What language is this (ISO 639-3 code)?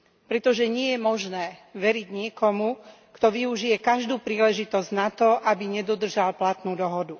slk